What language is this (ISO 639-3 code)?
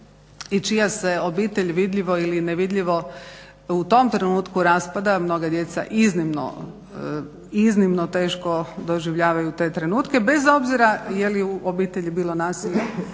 hrv